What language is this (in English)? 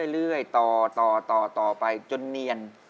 Thai